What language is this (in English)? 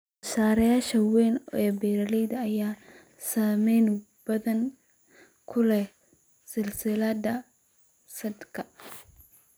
Somali